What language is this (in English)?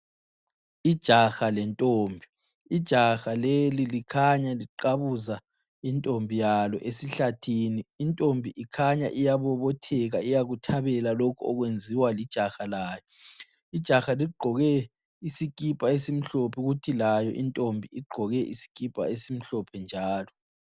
North Ndebele